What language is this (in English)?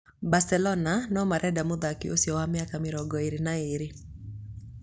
Kikuyu